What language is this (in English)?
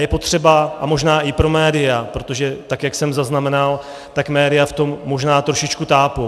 Czech